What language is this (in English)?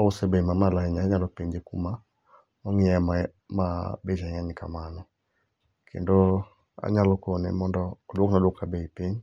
Luo (Kenya and Tanzania)